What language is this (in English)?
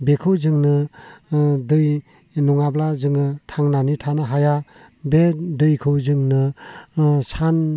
Bodo